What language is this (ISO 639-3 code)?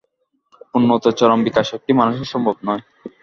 ben